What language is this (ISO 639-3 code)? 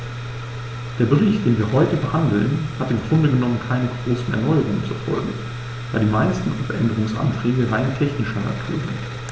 deu